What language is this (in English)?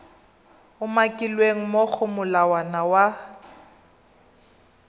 Tswana